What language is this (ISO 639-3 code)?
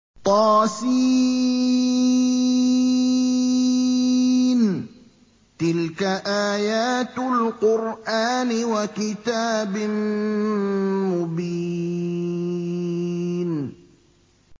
ara